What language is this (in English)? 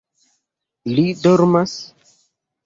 Esperanto